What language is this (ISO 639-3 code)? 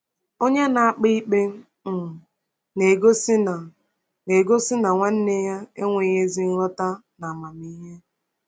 ibo